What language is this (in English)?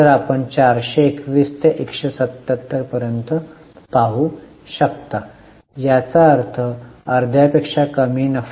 Marathi